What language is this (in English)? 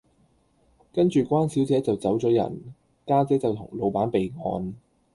Cantonese